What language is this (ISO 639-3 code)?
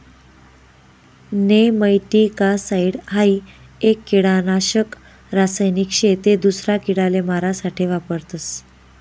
mar